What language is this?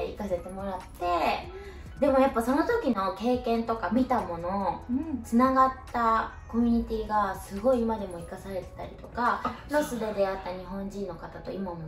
Japanese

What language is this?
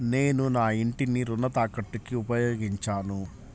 Telugu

